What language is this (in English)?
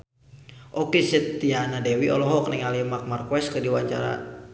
Sundanese